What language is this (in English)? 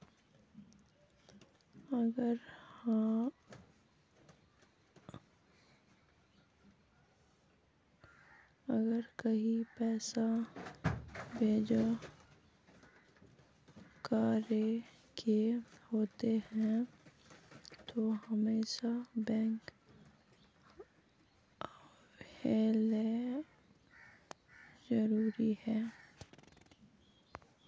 Magahi